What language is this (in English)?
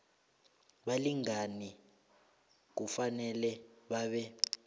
South Ndebele